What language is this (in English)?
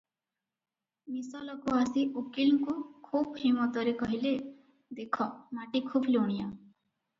Odia